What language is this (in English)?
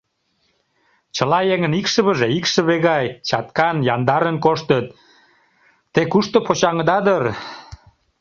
Mari